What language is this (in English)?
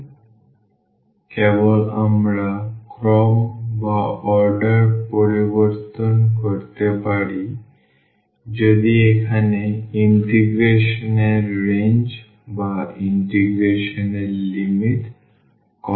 Bangla